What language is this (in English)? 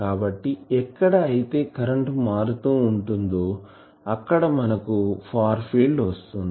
Telugu